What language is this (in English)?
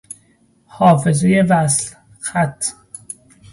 Persian